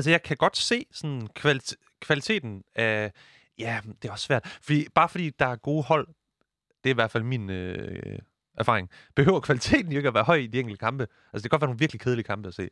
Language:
Danish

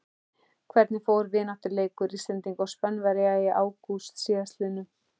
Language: Icelandic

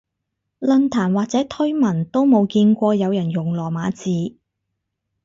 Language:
Cantonese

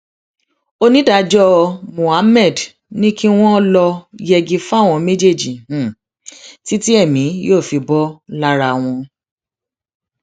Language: Yoruba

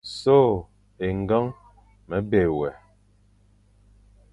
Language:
Fang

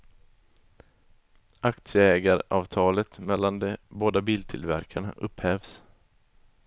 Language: Swedish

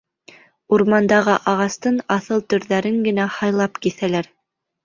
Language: Bashkir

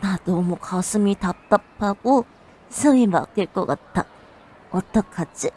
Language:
Korean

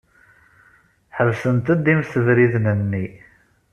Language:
Kabyle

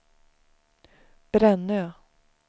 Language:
Swedish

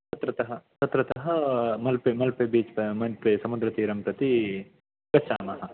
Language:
Sanskrit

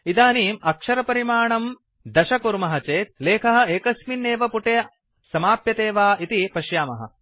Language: Sanskrit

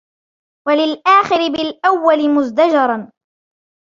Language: Arabic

